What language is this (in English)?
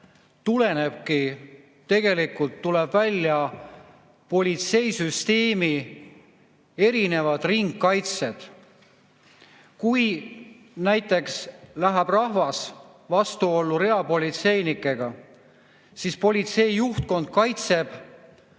Estonian